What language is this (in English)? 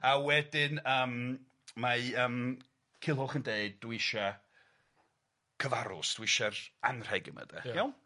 Welsh